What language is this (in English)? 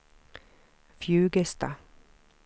Swedish